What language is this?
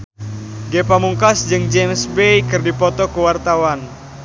Sundanese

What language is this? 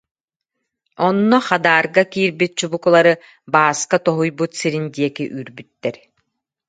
Yakut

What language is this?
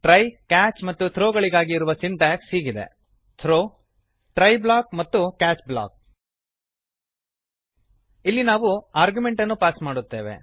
Kannada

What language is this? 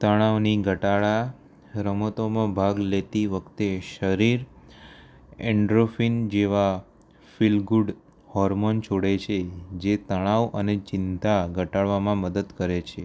Gujarati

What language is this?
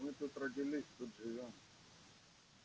Russian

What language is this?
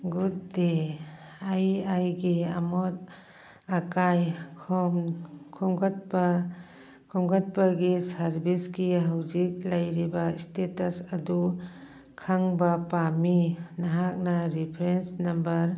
Manipuri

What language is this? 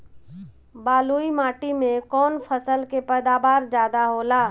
Bhojpuri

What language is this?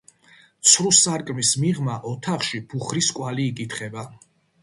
Georgian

